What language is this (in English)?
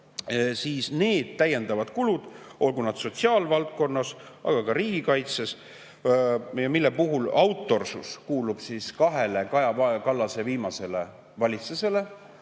Estonian